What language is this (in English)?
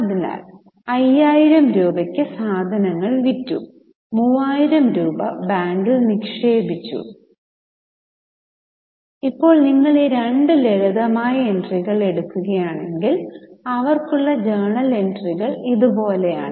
Malayalam